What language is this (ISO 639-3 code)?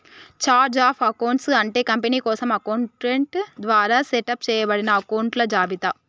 tel